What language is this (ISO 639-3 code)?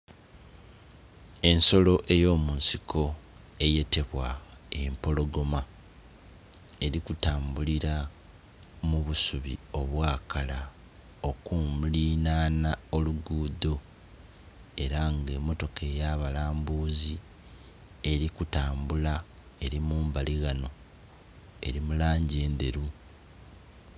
xog